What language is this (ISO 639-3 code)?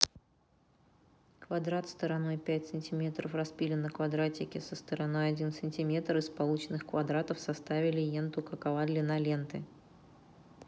rus